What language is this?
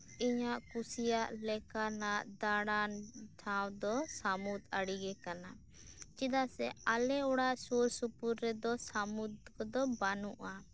Santali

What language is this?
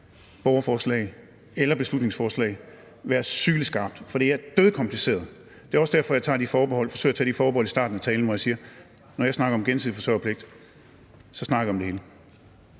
Danish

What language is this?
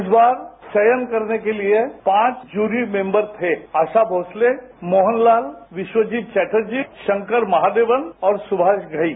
Hindi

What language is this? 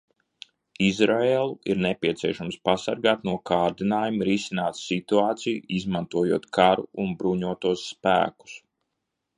Latvian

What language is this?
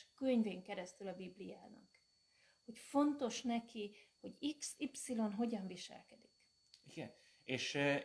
Hungarian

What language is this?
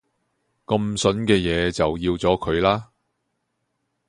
Cantonese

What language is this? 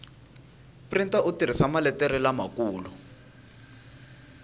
Tsonga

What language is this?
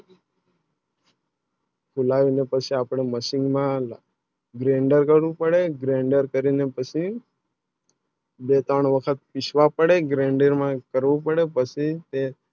Gujarati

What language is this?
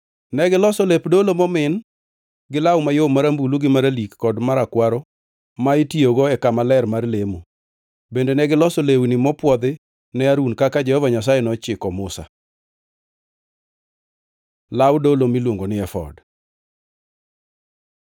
Luo (Kenya and Tanzania)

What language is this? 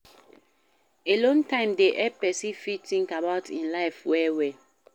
Nigerian Pidgin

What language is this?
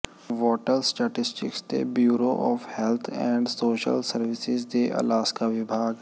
Punjabi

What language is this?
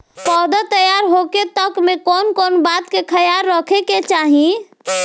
Bhojpuri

